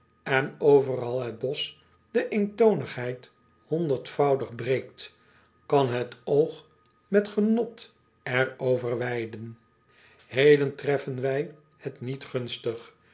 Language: Dutch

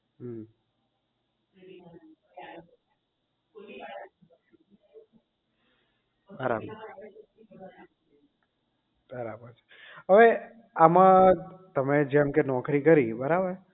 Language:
Gujarati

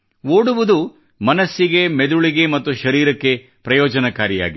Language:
Kannada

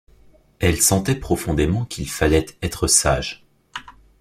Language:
French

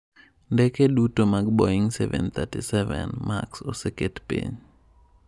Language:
Luo (Kenya and Tanzania)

